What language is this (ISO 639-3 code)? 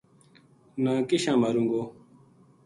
gju